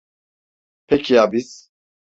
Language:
Turkish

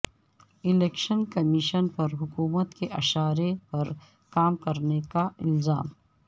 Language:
Urdu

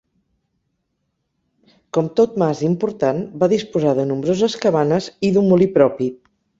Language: Catalan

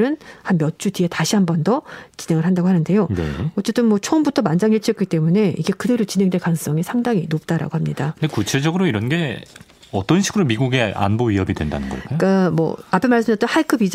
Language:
Korean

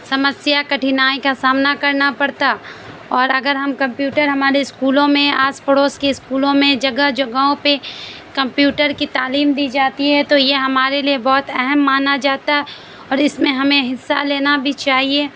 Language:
Urdu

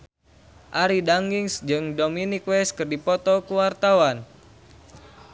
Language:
Sundanese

